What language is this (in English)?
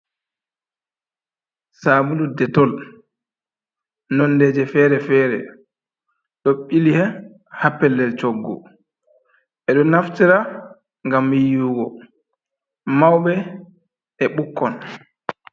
Fula